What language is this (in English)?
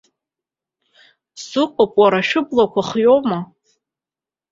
Abkhazian